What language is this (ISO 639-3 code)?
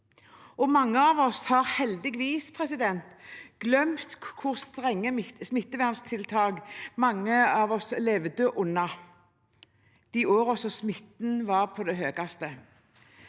nor